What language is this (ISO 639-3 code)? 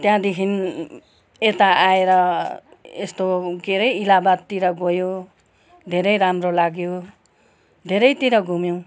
nep